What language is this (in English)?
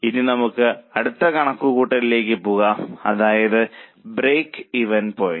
Malayalam